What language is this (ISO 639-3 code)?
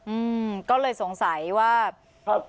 tha